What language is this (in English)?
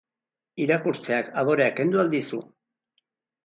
Basque